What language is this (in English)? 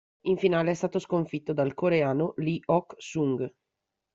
Italian